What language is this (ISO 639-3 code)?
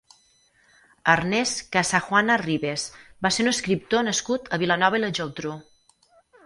cat